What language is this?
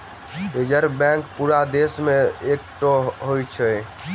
Maithili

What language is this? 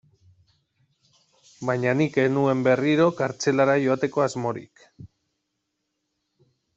Basque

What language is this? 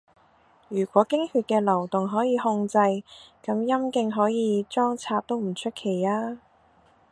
Cantonese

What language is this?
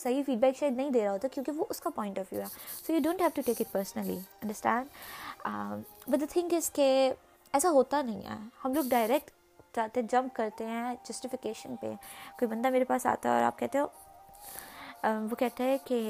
Urdu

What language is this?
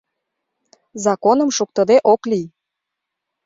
Mari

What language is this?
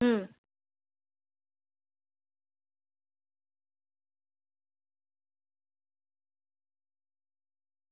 Gujarati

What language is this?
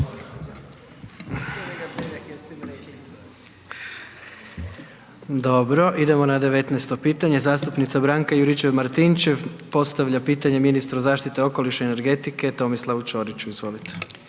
Croatian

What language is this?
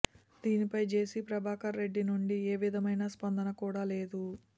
Telugu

